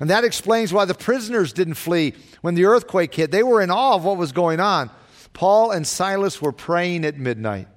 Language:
English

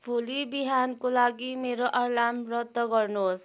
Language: Nepali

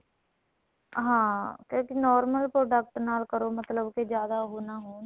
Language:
Punjabi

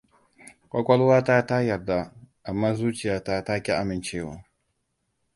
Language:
Hausa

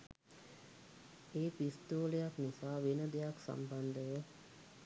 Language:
Sinhala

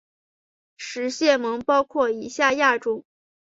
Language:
Chinese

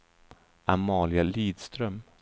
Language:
Swedish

